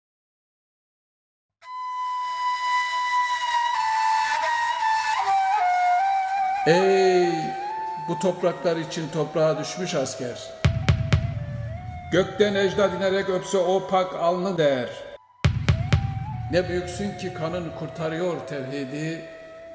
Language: Turkish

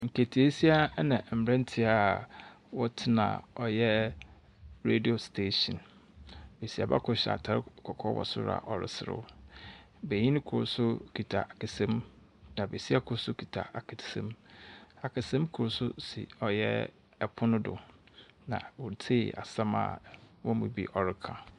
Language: Akan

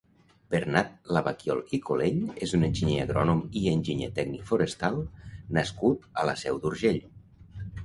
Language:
Catalan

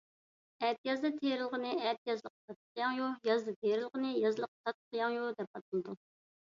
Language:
Uyghur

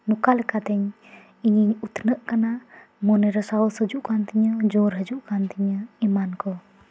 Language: Santali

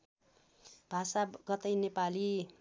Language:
Nepali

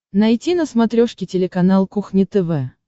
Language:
Russian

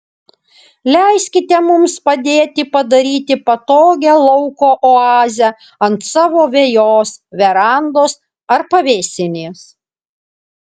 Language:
Lithuanian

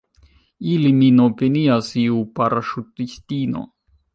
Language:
Esperanto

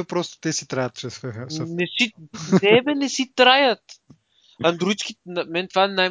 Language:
Bulgarian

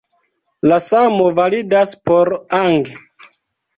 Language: Esperanto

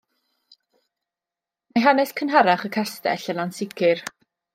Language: Welsh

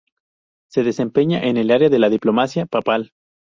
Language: Spanish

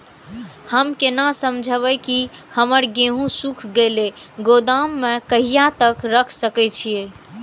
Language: Maithili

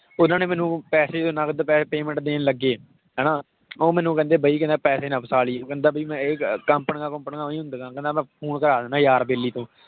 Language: Punjabi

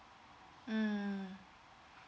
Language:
English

